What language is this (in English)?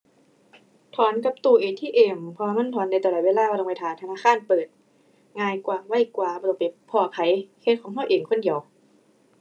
Thai